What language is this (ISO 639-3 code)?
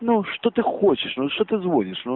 rus